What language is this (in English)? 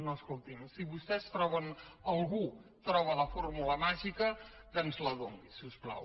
Catalan